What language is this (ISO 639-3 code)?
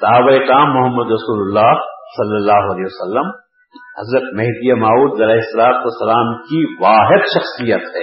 urd